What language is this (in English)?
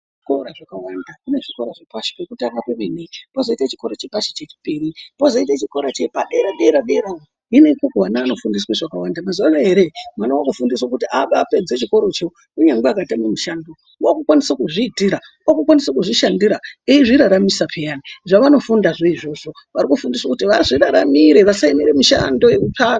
Ndau